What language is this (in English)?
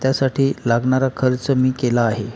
Marathi